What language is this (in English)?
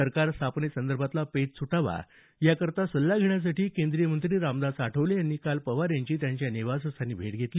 Marathi